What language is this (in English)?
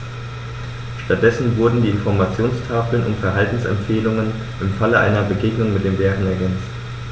German